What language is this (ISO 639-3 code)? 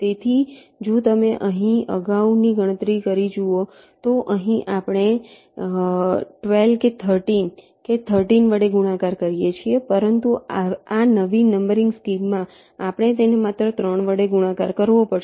guj